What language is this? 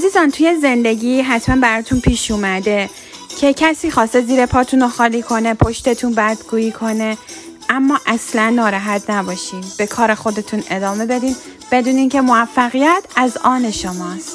Persian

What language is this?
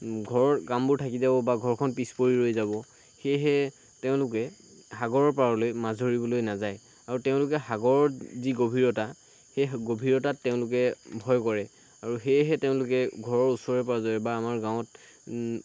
Assamese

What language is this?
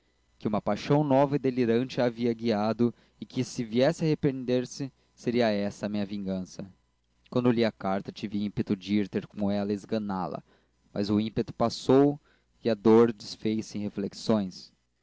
Portuguese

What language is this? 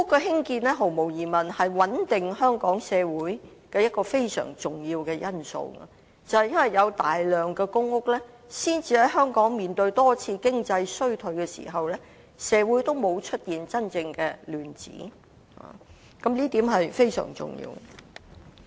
Cantonese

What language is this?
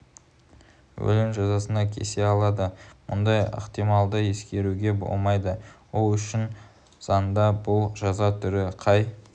Kazakh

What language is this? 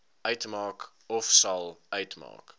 Afrikaans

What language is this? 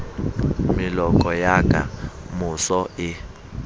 Southern Sotho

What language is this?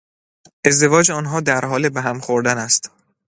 Persian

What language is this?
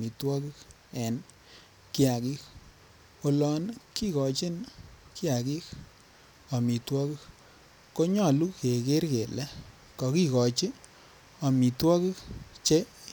Kalenjin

